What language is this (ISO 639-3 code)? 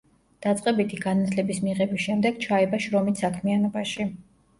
kat